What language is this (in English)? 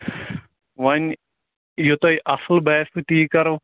Kashmiri